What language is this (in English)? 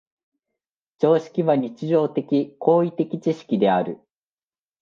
Japanese